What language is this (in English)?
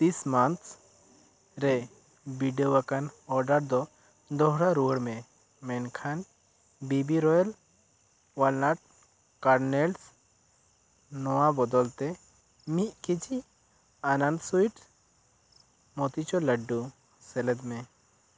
Santali